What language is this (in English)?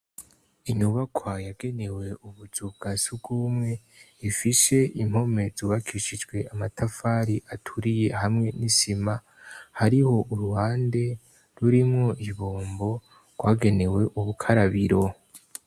Rundi